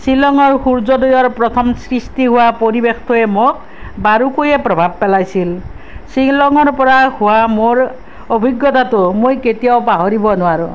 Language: Assamese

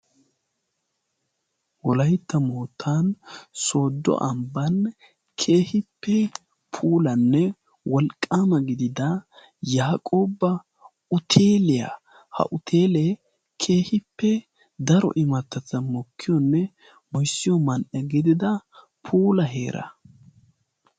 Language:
Wolaytta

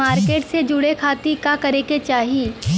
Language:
Bhojpuri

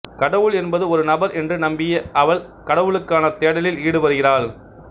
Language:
Tamil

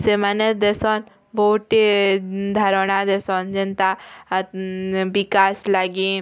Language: Odia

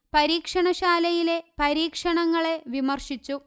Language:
Malayalam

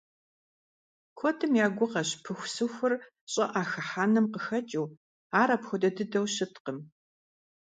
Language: Kabardian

